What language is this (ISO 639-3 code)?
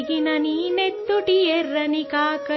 urd